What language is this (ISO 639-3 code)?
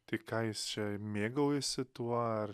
lit